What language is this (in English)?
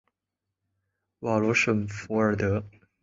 Chinese